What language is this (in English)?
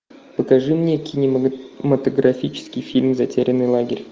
Russian